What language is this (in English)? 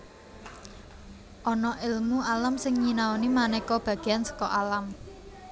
Javanese